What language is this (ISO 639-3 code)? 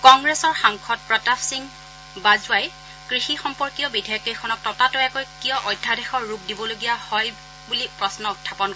asm